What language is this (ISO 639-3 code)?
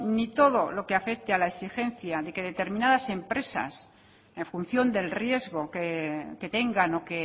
spa